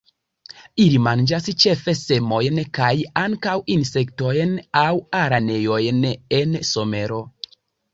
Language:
Esperanto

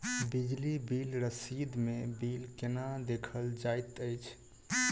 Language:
Maithili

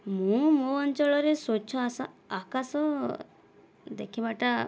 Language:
Odia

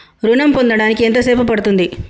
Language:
Telugu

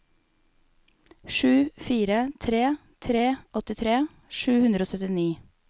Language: Norwegian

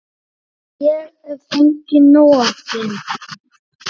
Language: Icelandic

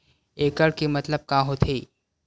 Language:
Chhattisgarhi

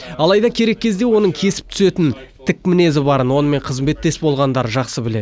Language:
Kazakh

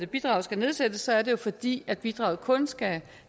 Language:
Danish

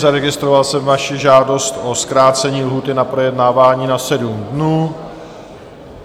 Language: Czech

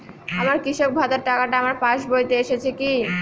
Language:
Bangla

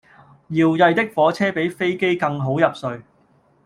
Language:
Cantonese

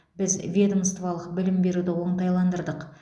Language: Kazakh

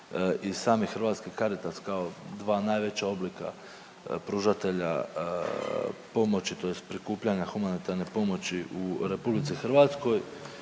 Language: Croatian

